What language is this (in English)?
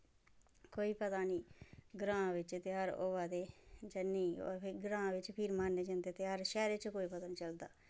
Dogri